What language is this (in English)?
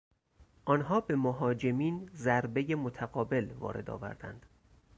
Persian